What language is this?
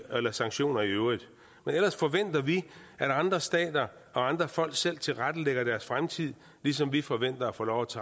Danish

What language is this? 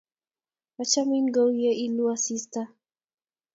Kalenjin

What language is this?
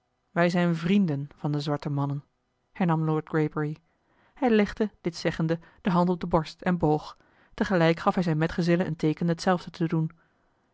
Dutch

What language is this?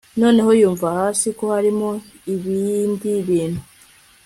Kinyarwanda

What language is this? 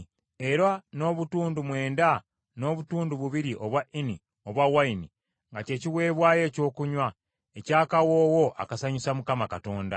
Ganda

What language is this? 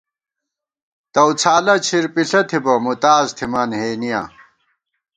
Gawar-Bati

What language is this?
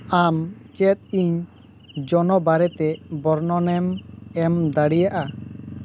Santali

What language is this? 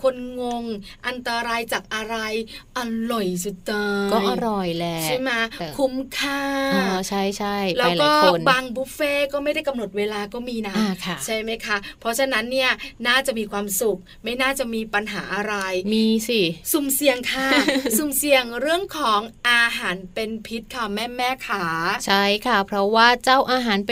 Thai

